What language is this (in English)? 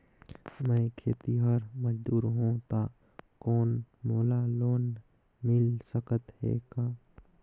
Chhattisgarhi